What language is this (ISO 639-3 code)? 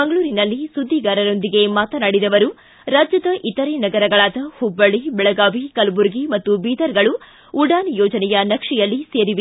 kan